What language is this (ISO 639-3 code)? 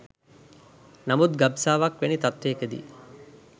sin